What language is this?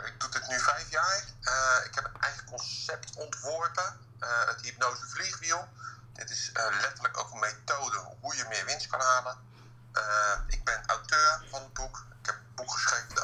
Dutch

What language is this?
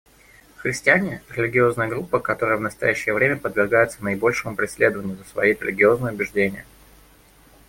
Russian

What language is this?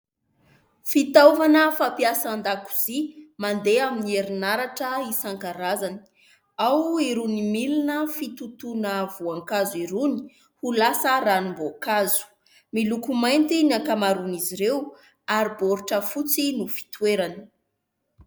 Malagasy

